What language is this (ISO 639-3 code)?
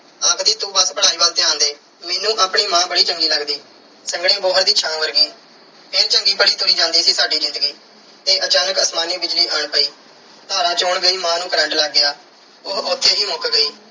pan